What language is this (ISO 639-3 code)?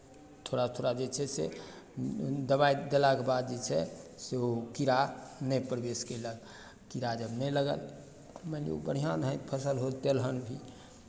mai